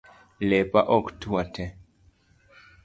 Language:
Luo (Kenya and Tanzania)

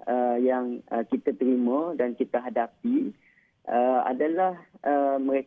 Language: Malay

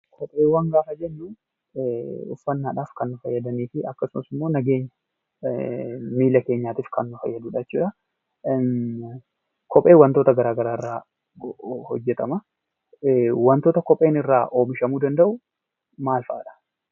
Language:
Oromo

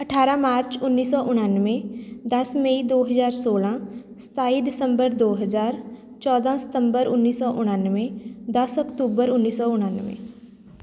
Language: Punjabi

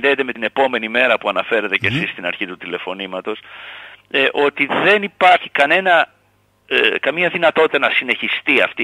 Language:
Greek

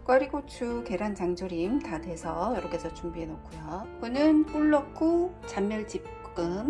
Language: Korean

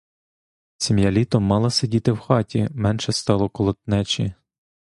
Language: Ukrainian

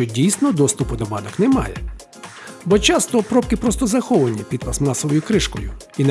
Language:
Ukrainian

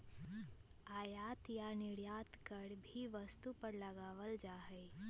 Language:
Magahi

